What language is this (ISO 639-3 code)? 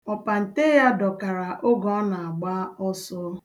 ibo